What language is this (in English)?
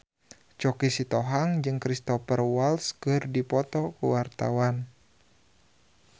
Sundanese